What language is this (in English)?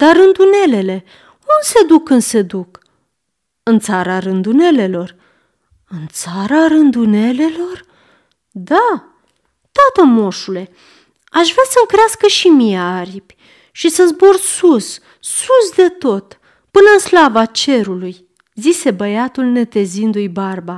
Romanian